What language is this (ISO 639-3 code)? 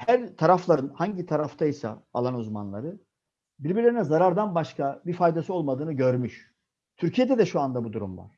tur